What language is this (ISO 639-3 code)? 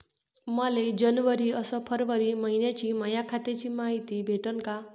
mar